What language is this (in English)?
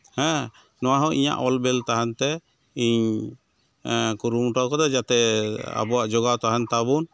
Santali